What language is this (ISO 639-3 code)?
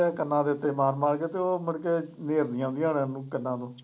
pan